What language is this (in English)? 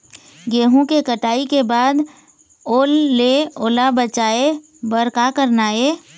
Chhattisgarhi